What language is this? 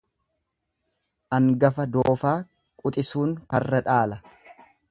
Oromo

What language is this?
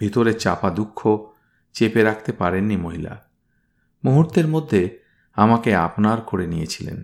Bangla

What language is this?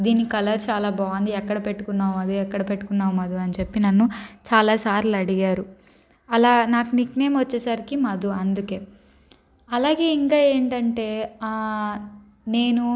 Telugu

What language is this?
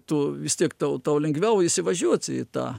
Lithuanian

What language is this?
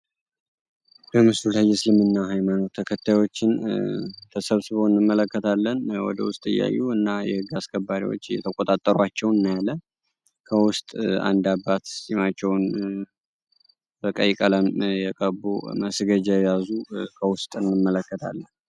Amharic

